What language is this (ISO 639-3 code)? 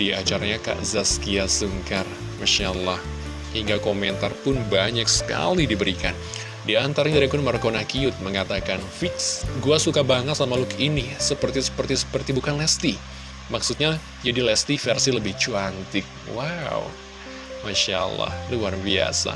ind